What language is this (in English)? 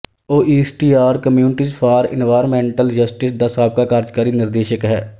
Punjabi